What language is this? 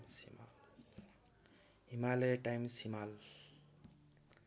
Nepali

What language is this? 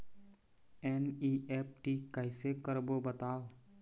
Chhattisgarhi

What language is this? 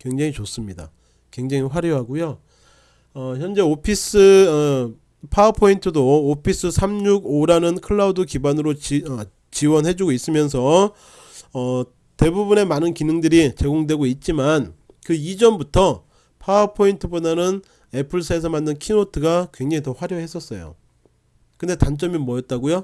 Korean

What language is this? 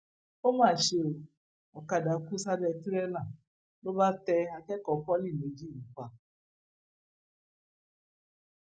Yoruba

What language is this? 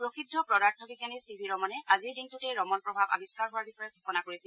Assamese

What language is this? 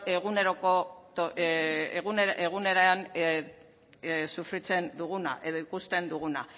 Basque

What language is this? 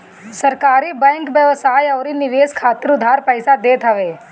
Bhojpuri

